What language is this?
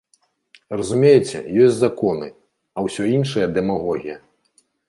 Belarusian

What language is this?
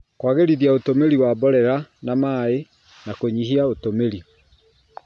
Kikuyu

